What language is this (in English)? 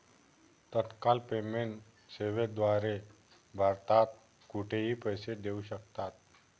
Marathi